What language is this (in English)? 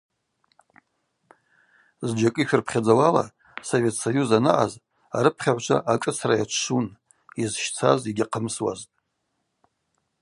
Abaza